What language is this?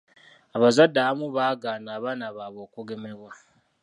Ganda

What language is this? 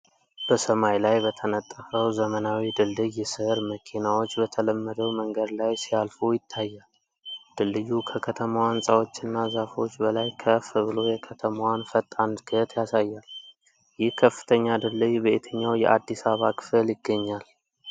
Amharic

